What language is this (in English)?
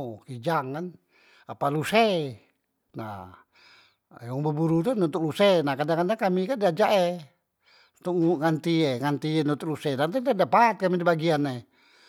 Musi